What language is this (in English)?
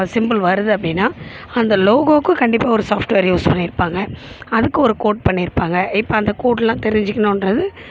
Tamil